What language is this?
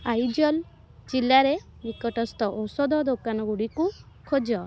Odia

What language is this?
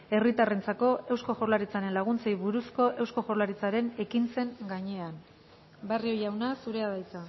Basque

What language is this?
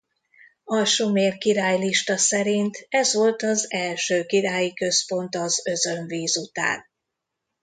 Hungarian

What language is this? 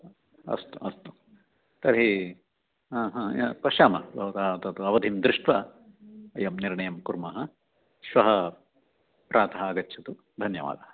Sanskrit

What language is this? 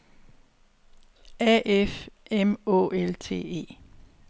Danish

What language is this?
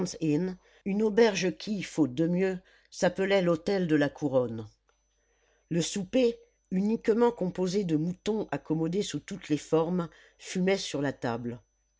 French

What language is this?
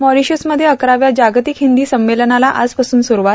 Marathi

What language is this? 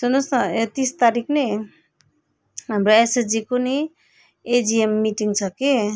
Nepali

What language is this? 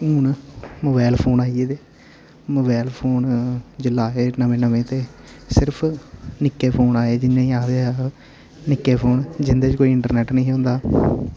Dogri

